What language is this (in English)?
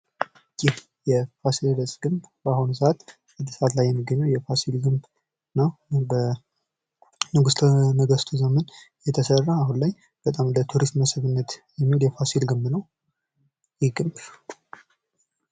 Amharic